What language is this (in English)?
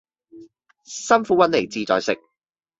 Cantonese